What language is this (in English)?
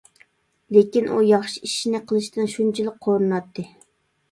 Uyghur